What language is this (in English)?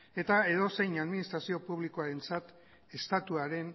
Basque